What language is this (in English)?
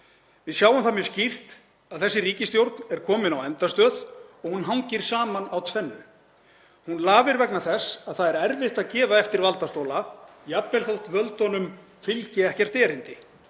Icelandic